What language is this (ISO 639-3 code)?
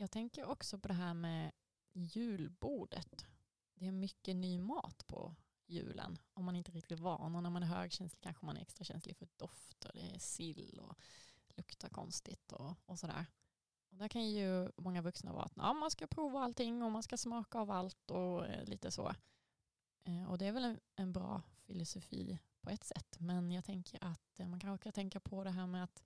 swe